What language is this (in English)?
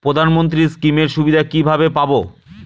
Bangla